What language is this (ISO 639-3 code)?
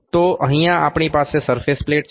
guj